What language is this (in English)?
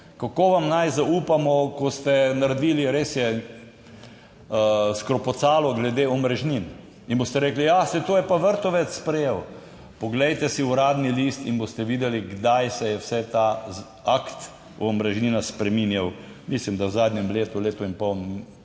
Slovenian